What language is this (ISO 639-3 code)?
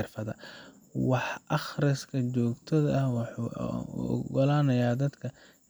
som